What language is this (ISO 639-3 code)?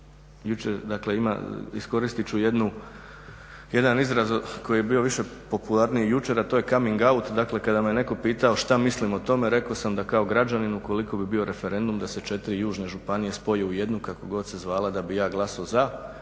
hrv